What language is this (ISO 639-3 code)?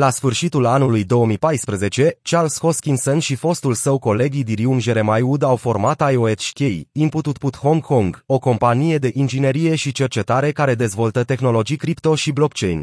ron